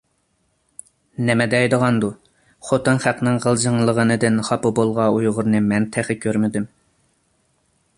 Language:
Uyghur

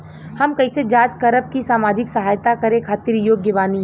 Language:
Bhojpuri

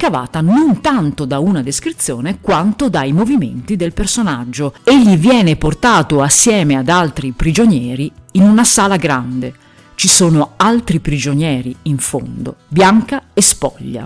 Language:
Italian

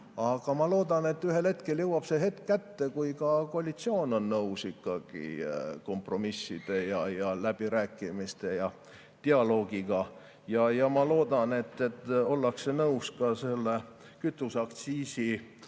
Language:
Estonian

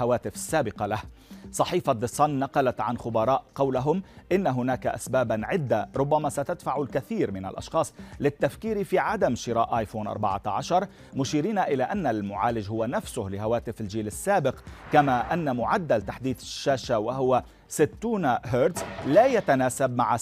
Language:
Arabic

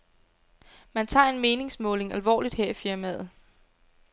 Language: Danish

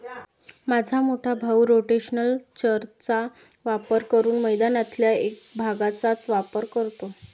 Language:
Marathi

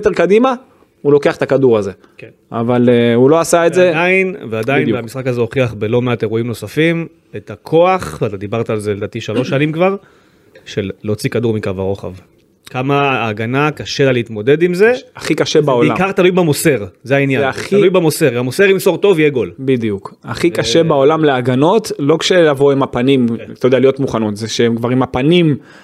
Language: Hebrew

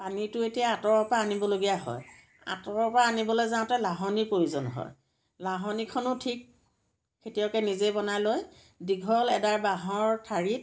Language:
Assamese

